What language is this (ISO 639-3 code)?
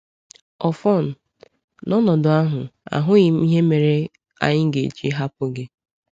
ibo